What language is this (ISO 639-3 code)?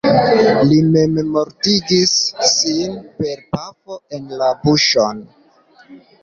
epo